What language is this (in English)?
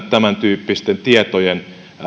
Finnish